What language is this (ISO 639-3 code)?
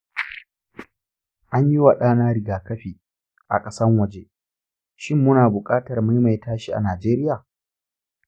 hau